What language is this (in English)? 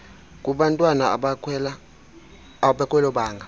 Xhosa